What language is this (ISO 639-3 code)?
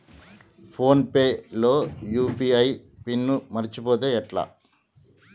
tel